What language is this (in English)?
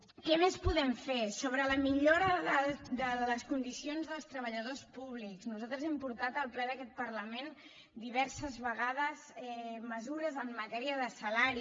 Catalan